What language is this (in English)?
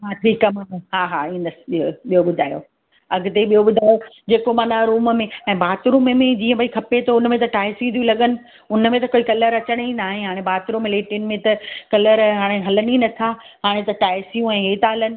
Sindhi